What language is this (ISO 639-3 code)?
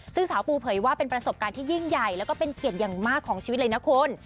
tha